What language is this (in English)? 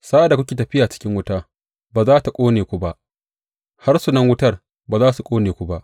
Hausa